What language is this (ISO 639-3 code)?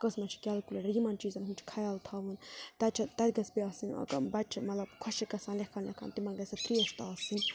kas